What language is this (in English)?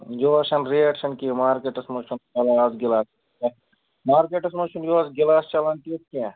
Kashmiri